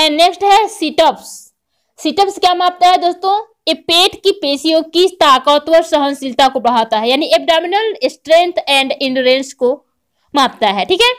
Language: Hindi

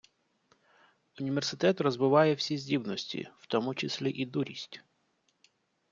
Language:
Ukrainian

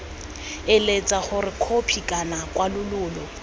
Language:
Tswana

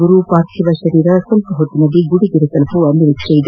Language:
Kannada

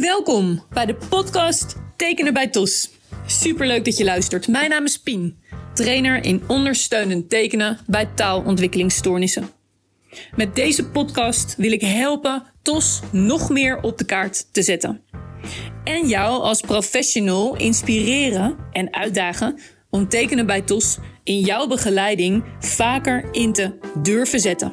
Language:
Dutch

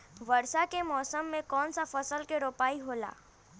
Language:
Bhojpuri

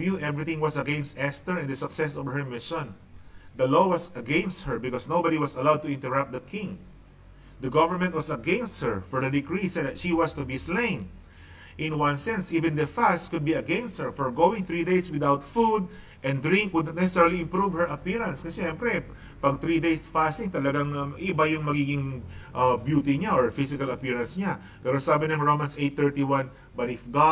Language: Filipino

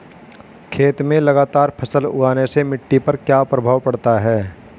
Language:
Hindi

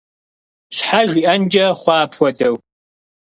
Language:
Kabardian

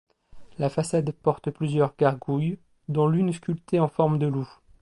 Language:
French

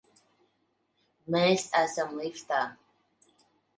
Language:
Latvian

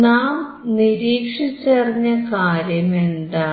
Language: Malayalam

